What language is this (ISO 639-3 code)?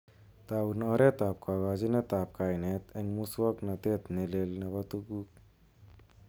kln